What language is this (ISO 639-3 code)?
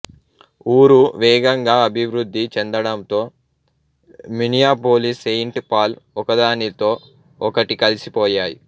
tel